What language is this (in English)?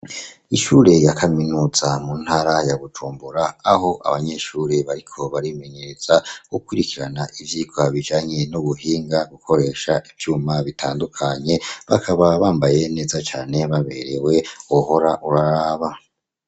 Rundi